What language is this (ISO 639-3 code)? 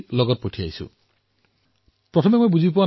asm